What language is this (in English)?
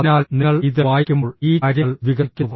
Malayalam